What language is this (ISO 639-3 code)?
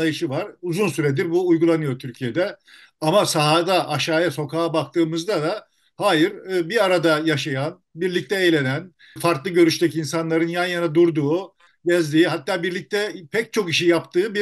tur